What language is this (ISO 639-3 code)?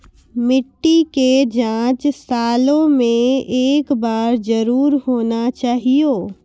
mai